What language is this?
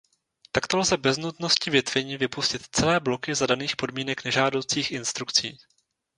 Czech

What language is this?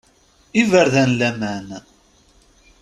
Kabyle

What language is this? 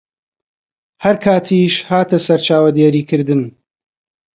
Central Kurdish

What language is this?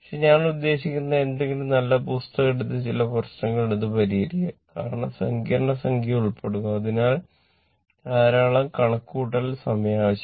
Malayalam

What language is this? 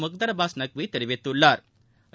Tamil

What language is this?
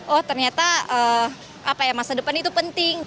Indonesian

